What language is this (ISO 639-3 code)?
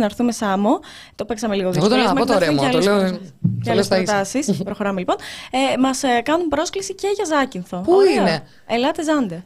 ell